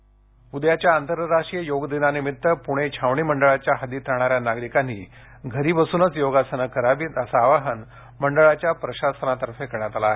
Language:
Marathi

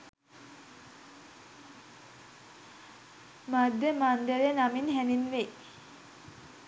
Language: Sinhala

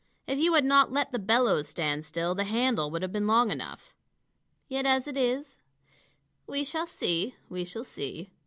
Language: English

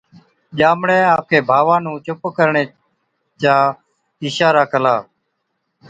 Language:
Od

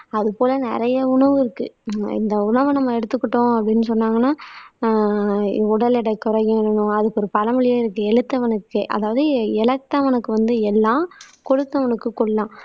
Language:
Tamil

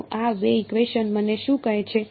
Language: Gujarati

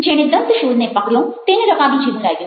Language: Gujarati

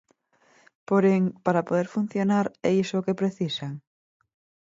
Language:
Galician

